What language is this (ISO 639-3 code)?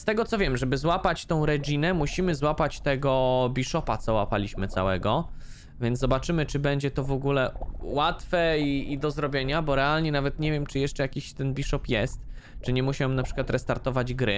pol